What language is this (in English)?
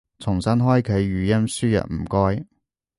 Cantonese